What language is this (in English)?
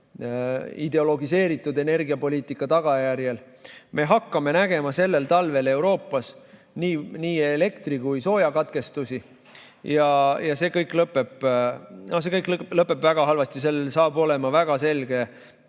Estonian